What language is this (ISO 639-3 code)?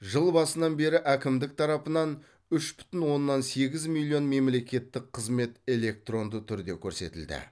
kaz